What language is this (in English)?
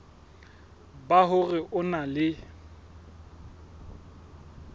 Southern Sotho